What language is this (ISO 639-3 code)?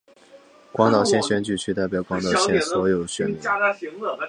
zho